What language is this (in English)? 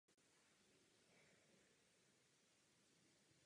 Czech